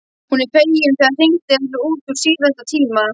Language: Icelandic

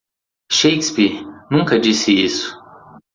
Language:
Portuguese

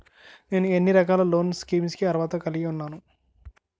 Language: Telugu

